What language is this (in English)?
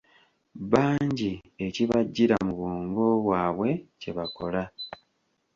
Ganda